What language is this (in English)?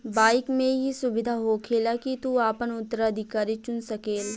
Bhojpuri